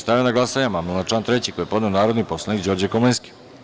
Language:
Serbian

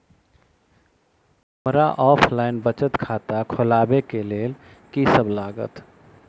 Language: Maithili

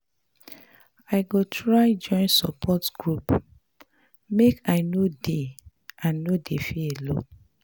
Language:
Nigerian Pidgin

